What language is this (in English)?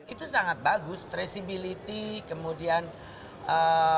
Indonesian